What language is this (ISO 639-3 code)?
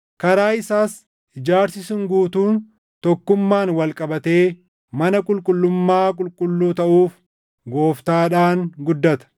orm